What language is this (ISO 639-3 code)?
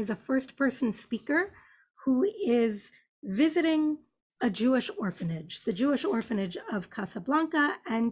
eng